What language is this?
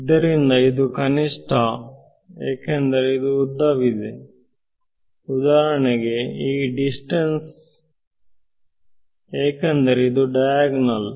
Kannada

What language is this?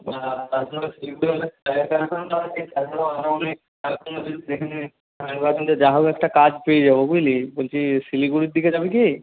Bangla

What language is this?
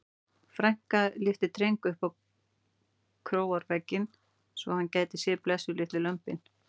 Icelandic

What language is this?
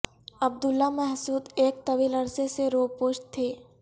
Urdu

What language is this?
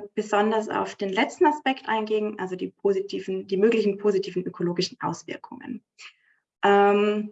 German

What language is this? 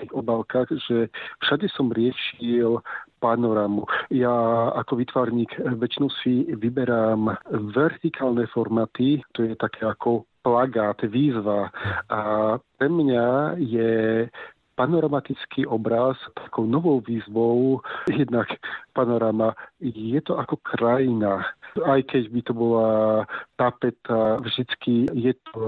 Slovak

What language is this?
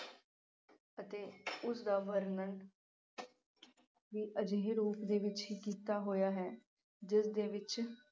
Punjabi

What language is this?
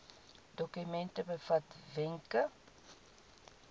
Afrikaans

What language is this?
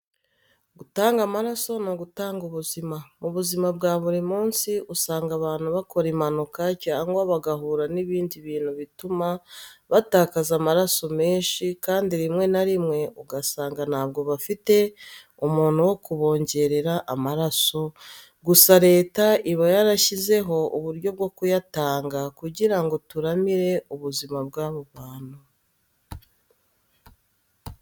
Kinyarwanda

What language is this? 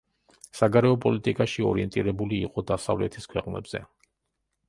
Georgian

